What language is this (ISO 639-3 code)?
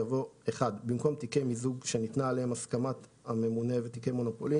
heb